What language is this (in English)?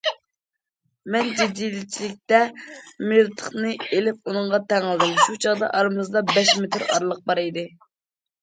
Uyghur